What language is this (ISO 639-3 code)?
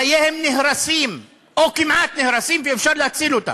heb